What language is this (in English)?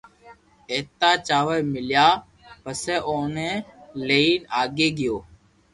Loarki